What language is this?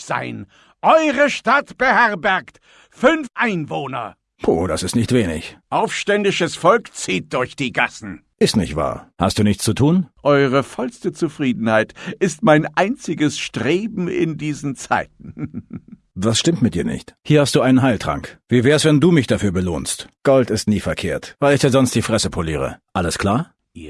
German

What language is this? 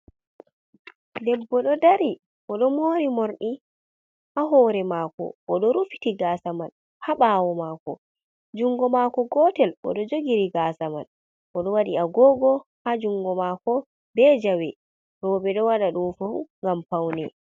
Fula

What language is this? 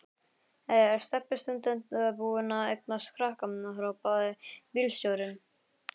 Icelandic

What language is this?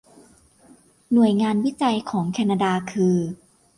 Thai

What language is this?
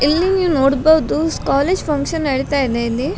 Kannada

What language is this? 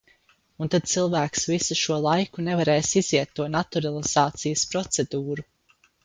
Latvian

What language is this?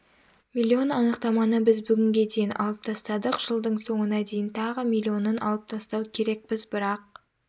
Kazakh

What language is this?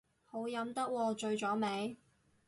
Cantonese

